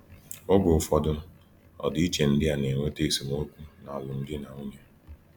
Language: Igbo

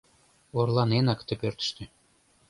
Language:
Mari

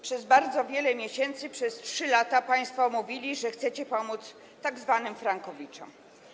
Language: Polish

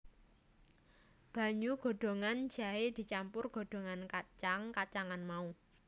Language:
Javanese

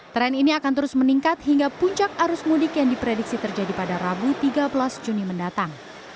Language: Indonesian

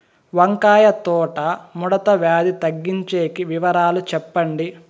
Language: Telugu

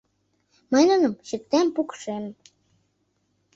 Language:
Mari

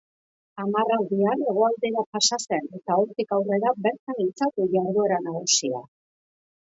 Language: Basque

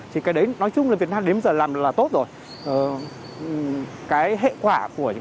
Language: Vietnamese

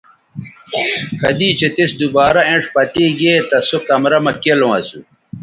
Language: Bateri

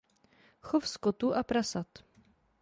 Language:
Czech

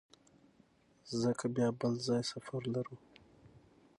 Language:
Pashto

